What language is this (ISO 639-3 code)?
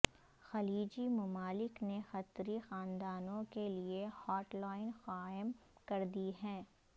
urd